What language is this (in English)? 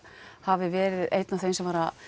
Icelandic